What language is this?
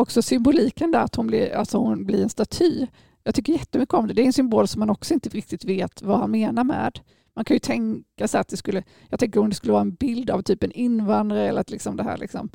Swedish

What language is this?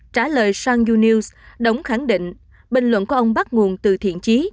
Vietnamese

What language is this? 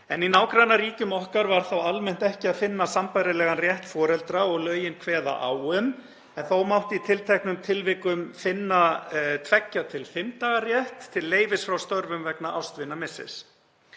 Icelandic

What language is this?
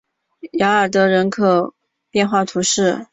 Chinese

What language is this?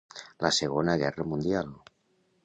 Catalan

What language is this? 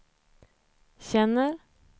Swedish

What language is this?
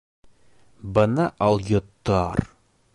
Bashkir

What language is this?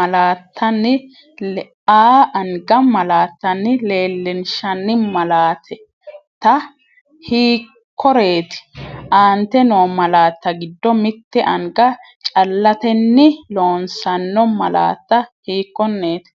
Sidamo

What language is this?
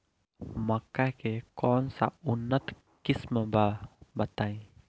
Bhojpuri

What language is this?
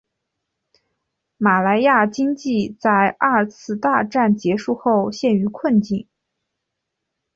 Chinese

